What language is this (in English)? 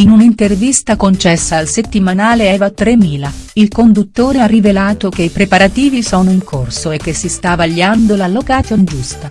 Italian